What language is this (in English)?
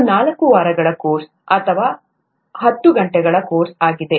Kannada